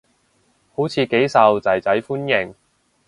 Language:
Cantonese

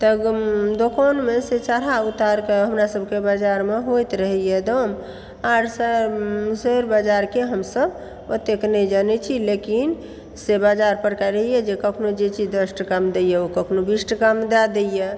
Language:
Maithili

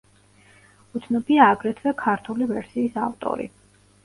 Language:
Georgian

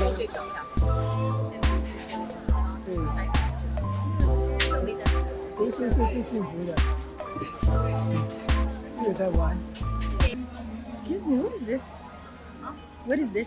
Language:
Arabic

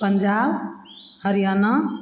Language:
Maithili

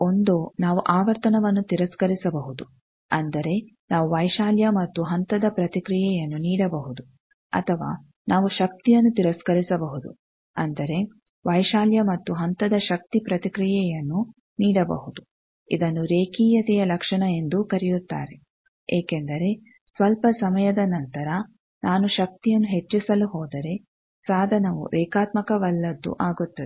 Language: Kannada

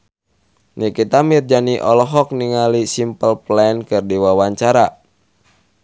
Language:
Sundanese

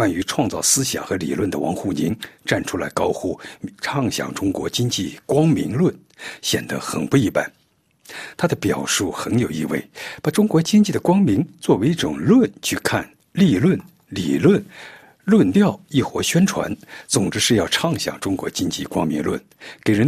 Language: Chinese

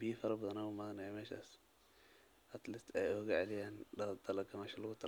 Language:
Somali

